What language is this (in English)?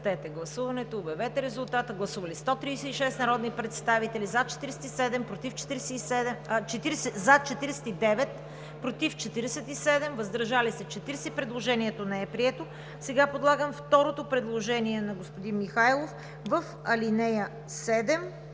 Bulgarian